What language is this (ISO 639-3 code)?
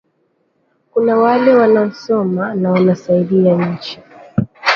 swa